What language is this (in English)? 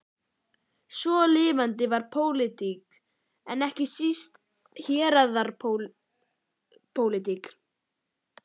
Icelandic